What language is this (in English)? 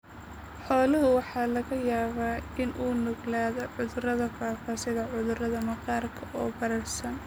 Somali